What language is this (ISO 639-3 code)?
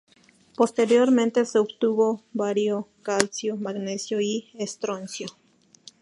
spa